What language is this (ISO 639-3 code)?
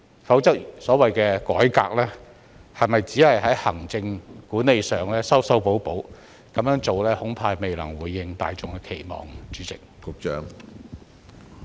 yue